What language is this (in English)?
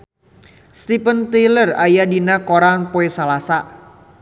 Sundanese